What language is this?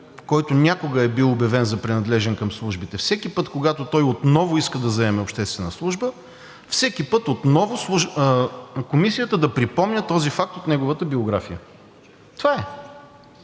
Bulgarian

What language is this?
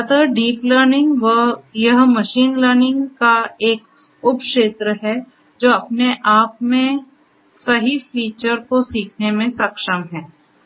Hindi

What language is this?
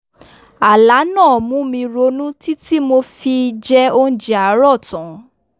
Yoruba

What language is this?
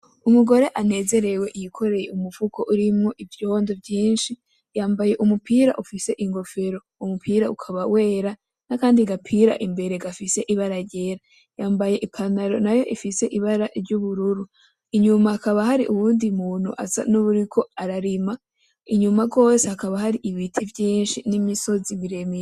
Rundi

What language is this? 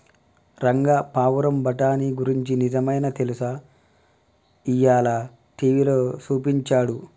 Telugu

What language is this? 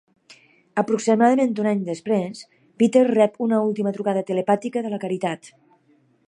Catalan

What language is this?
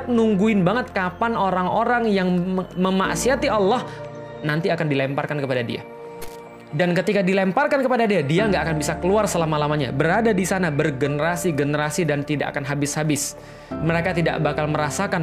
Indonesian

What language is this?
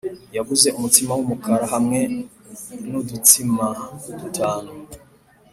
Kinyarwanda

